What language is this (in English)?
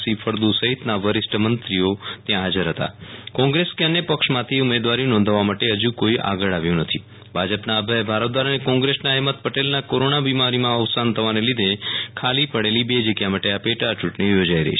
Gujarati